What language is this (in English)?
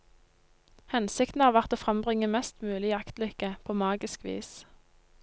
Norwegian